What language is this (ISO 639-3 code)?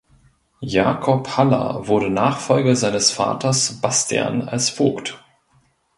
deu